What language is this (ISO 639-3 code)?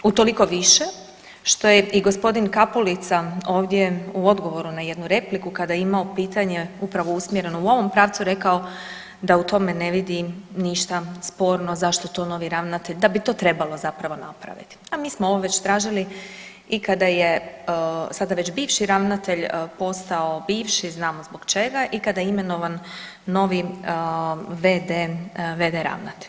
hrv